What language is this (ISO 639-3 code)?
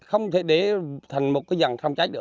vie